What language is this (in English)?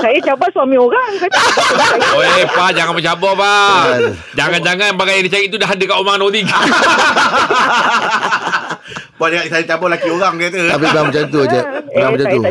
Malay